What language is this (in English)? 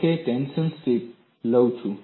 Gujarati